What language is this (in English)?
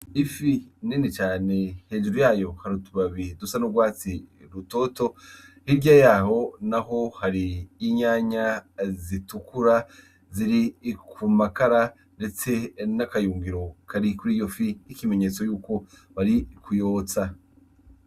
Rundi